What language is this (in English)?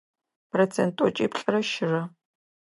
Adyghe